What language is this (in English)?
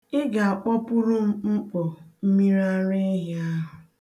Igbo